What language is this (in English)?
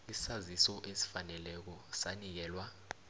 South Ndebele